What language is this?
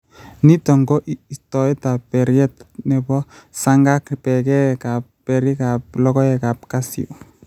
Kalenjin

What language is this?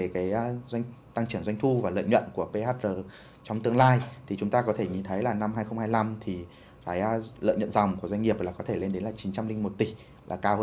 Vietnamese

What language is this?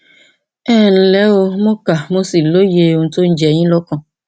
Yoruba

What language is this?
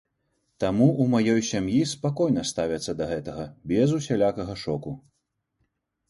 Belarusian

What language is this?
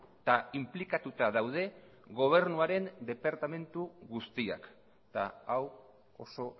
Basque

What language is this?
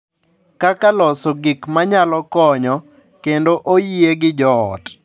Luo (Kenya and Tanzania)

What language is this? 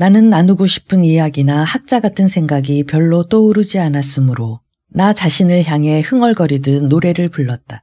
Korean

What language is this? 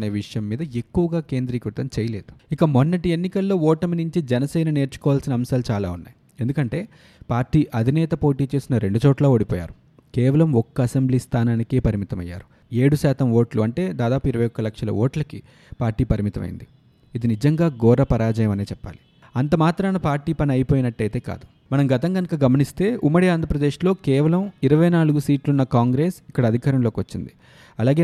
Telugu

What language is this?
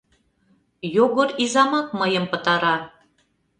Mari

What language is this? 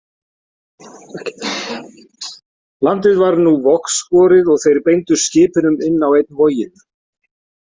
Icelandic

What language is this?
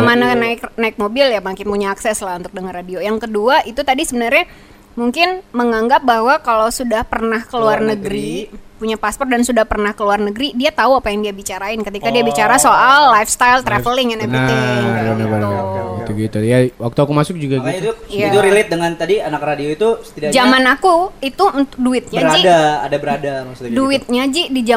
Indonesian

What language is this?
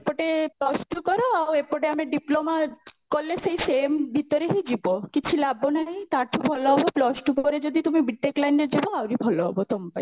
Odia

